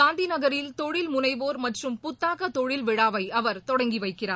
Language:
Tamil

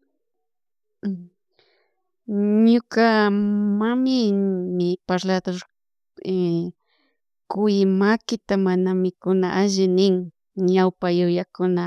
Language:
Chimborazo Highland Quichua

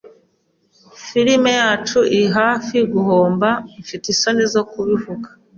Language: Kinyarwanda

